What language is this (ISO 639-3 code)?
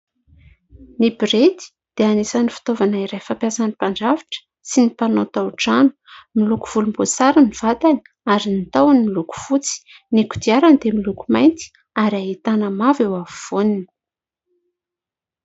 mlg